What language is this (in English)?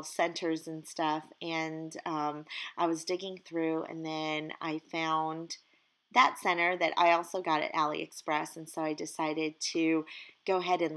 English